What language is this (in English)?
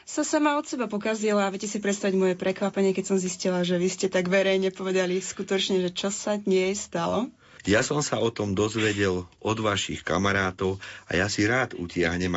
Slovak